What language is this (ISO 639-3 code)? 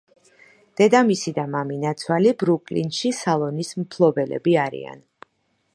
kat